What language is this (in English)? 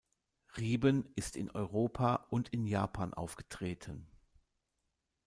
German